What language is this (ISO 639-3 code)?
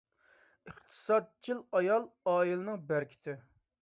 uig